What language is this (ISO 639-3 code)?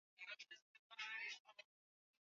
swa